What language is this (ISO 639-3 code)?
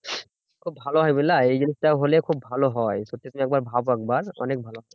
ben